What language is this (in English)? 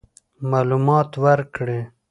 Pashto